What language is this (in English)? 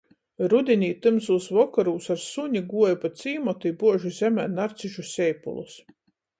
Latgalian